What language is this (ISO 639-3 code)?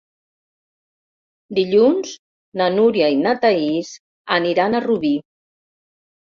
cat